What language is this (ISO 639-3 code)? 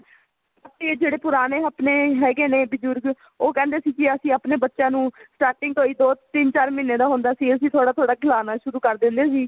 pan